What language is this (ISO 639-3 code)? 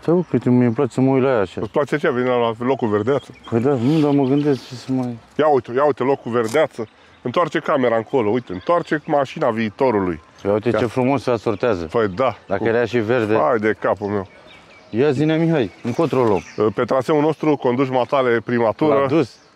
ron